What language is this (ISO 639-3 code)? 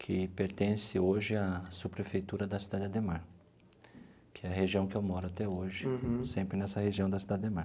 por